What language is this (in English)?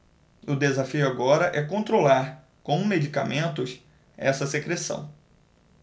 Portuguese